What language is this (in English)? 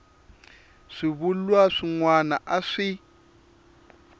Tsonga